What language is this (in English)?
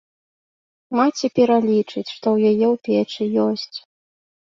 Belarusian